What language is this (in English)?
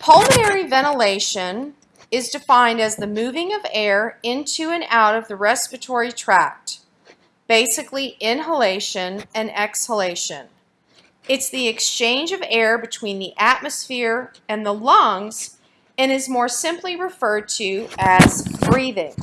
English